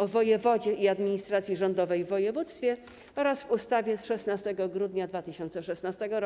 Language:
Polish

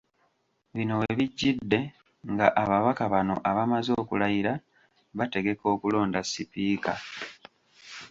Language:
Ganda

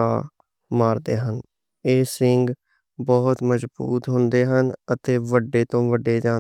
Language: Western Panjabi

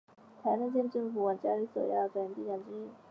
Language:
Chinese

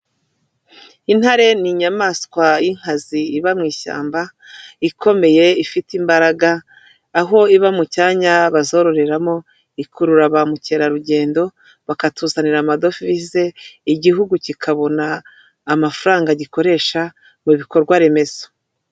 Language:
Kinyarwanda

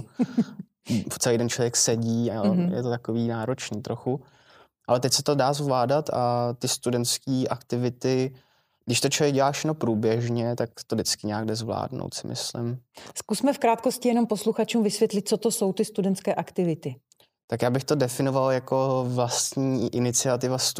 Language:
Czech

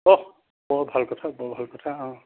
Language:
Assamese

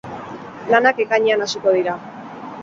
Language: Basque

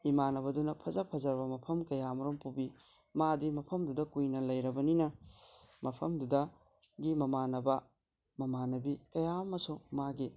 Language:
Manipuri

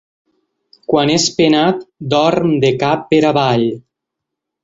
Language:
Catalan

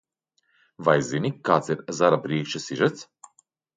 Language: Latvian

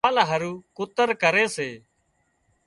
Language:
Wadiyara Koli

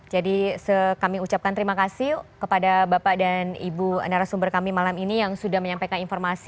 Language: Indonesian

